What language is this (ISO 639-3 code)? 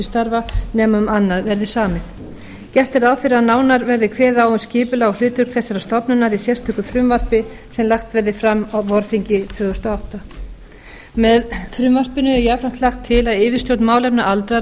isl